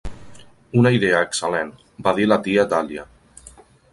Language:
Catalan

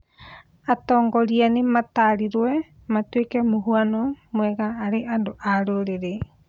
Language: Kikuyu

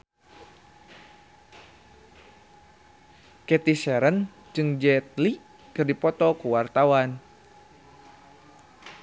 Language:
Sundanese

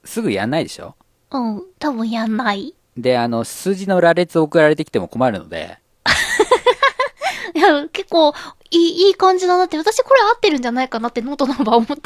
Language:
Japanese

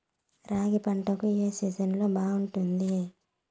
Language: Telugu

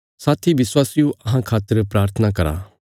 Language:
Bilaspuri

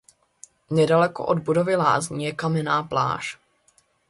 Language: Czech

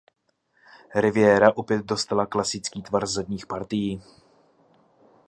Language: Czech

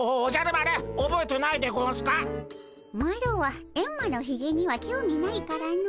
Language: Japanese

